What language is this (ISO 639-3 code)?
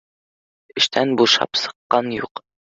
bak